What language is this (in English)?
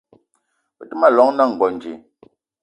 Eton (Cameroon)